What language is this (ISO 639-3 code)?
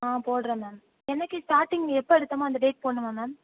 tam